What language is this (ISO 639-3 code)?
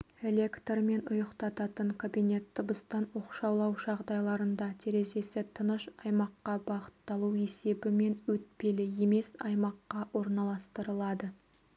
kaz